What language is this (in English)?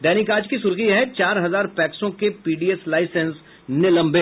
Hindi